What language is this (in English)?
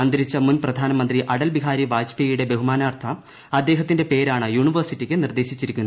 Malayalam